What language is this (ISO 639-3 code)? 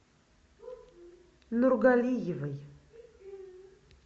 rus